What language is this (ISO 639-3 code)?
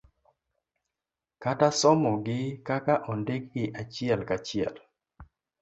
luo